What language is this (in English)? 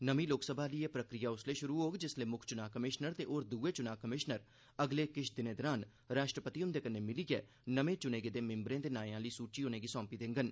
Dogri